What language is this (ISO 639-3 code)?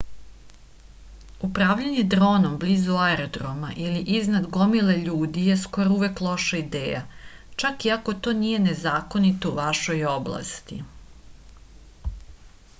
srp